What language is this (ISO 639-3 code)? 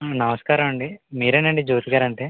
tel